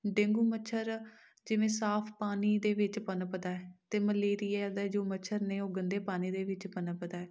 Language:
Punjabi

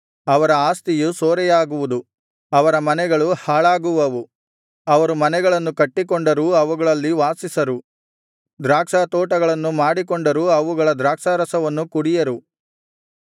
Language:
Kannada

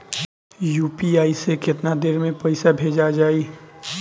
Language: Bhojpuri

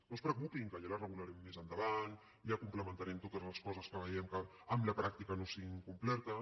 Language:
Catalan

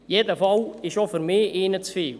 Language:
Swiss German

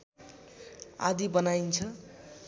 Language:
Nepali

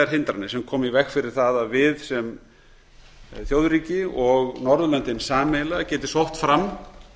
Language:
Icelandic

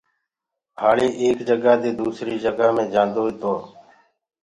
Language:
Gurgula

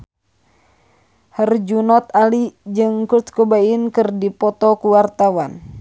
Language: Sundanese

